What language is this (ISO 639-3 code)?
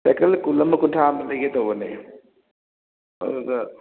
mni